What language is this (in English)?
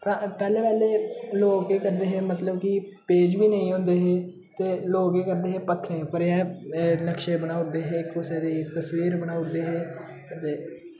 Dogri